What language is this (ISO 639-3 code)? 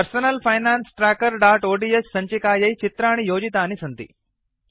san